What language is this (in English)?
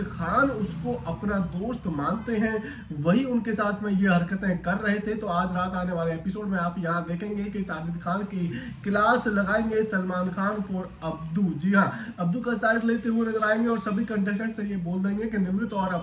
Hindi